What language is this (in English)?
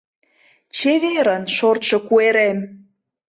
Mari